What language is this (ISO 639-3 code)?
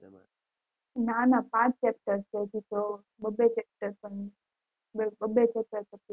guj